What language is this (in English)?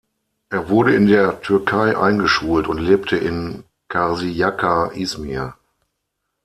German